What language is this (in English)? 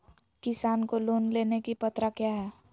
Magahi